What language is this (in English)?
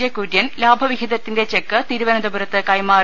Malayalam